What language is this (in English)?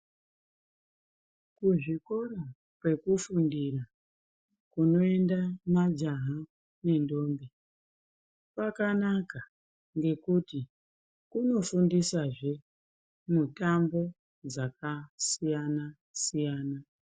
Ndau